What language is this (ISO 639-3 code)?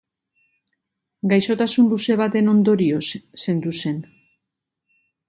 eus